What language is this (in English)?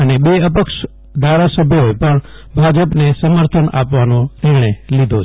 Gujarati